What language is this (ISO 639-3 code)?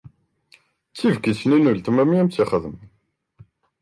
kab